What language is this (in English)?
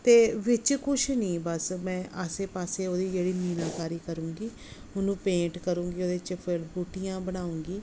Punjabi